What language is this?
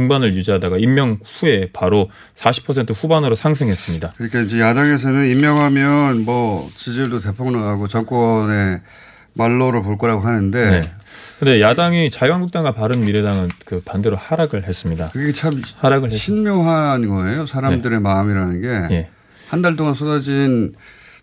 Korean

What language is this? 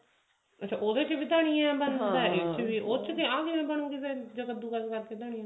Punjabi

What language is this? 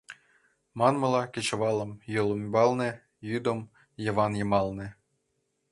Mari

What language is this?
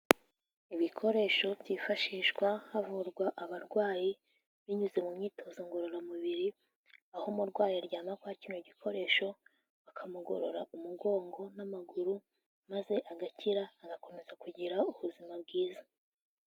Kinyarwanda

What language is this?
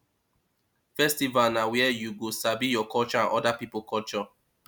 Nigerian Pidgin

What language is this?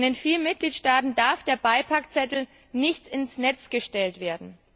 German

